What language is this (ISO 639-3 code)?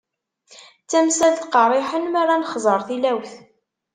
kab